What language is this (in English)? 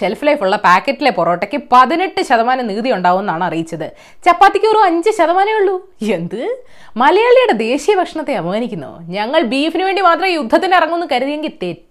Malayalam